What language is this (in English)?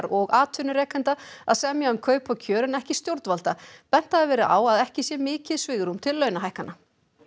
Icelandic